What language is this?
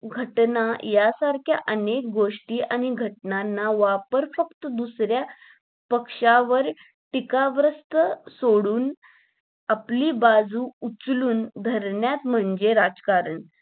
Marathi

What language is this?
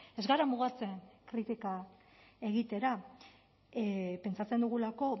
Basque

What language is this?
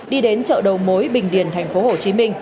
Vietnamese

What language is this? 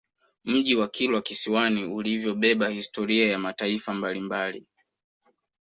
Swahili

